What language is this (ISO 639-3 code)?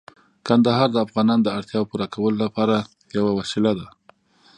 pus